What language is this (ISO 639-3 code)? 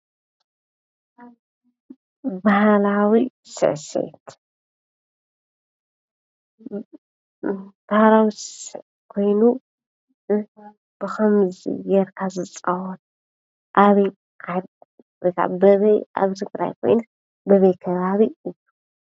tir